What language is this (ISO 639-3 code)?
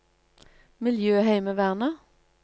nor